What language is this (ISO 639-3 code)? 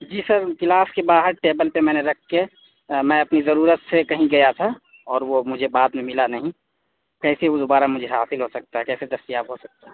urd